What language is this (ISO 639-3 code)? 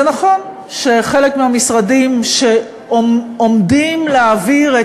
heb